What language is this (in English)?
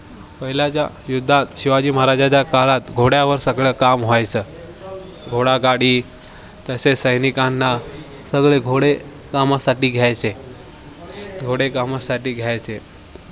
Marathi